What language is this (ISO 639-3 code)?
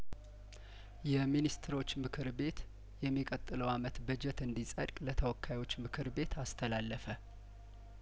amh